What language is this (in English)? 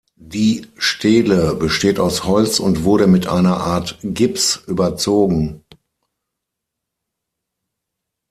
German